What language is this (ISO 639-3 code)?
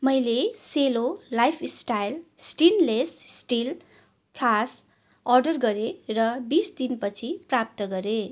nep